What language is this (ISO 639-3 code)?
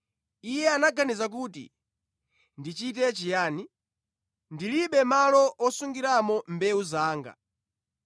nya